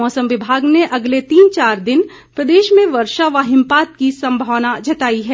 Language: Hindi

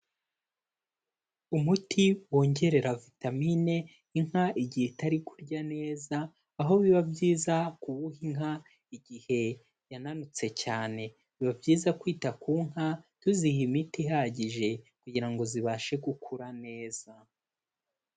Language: Kinyarwanda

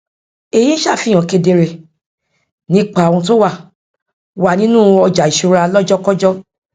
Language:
Yoruba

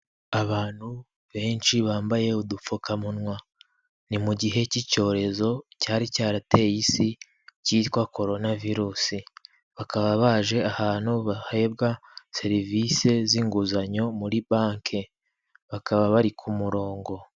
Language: Kinyarwanda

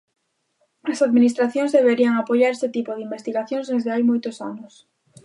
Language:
Galician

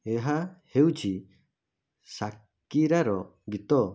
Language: Odia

